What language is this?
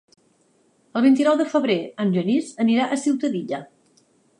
Catalan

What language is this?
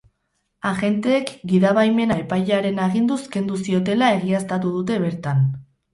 Basque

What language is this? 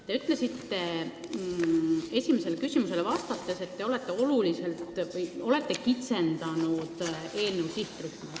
Estonian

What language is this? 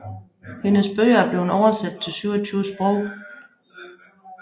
Danish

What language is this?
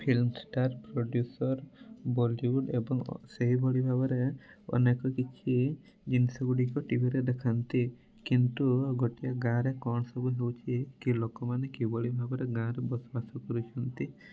Odia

